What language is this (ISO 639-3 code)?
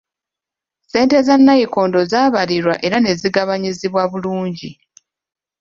lug